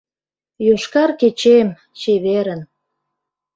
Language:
Mari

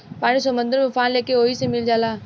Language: Bhojpuri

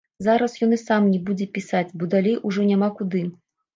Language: Belarusian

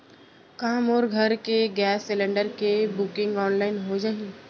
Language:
Chhattisgarhi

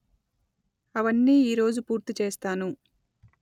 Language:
Telugu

